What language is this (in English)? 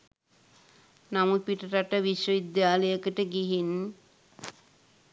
Sinhala